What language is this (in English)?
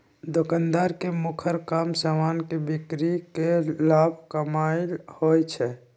Magahi